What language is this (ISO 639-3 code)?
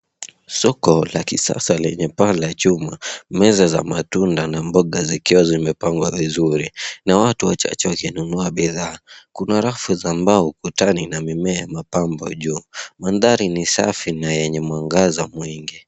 swa